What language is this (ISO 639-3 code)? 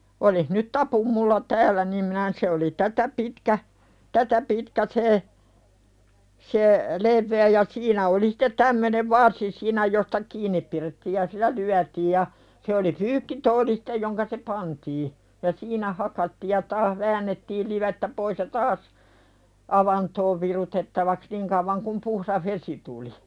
fin